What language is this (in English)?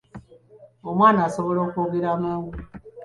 Ganda